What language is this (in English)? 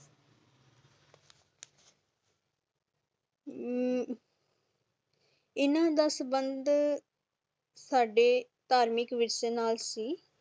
Punjabi